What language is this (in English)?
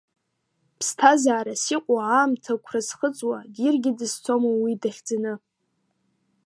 Abkhazian